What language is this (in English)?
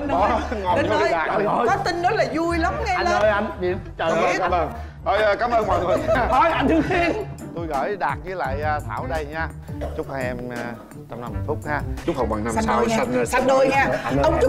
Vietnamese